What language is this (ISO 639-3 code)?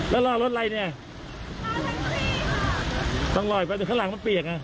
tha